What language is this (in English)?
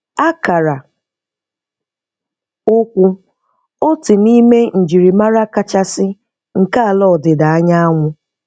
Igbo